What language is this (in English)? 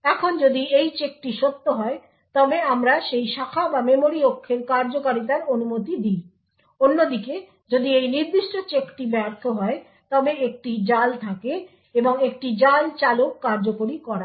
Bangla